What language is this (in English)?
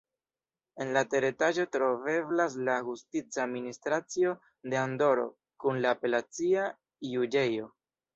Esperanto